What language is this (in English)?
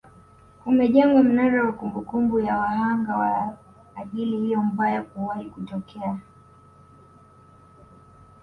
Swahili